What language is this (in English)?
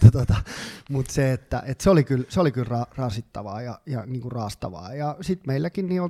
Finnish